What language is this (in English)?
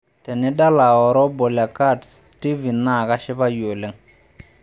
Masai